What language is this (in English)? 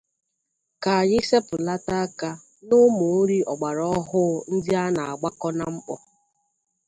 Igbo